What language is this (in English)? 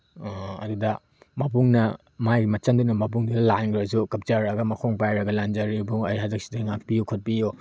Manipuri